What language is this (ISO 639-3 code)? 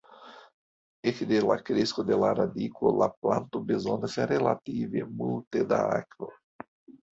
epo